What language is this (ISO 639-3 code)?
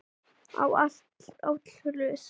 isl